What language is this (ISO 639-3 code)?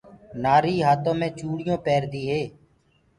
ggg